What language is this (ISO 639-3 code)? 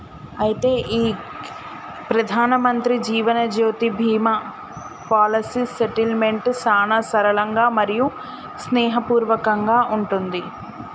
tel